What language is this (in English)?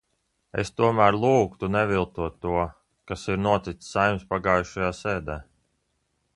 Latvian